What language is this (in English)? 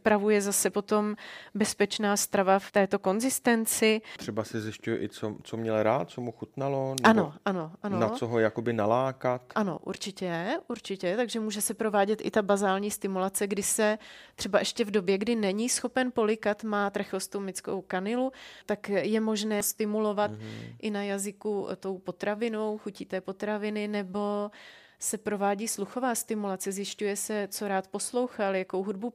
Czech